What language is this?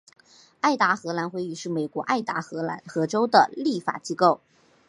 Chinese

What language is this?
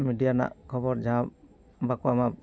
Santali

